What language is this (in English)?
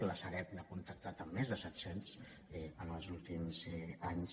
Catalan